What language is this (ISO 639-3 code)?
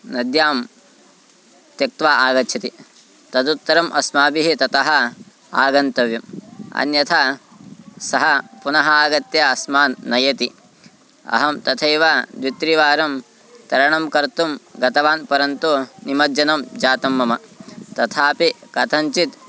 san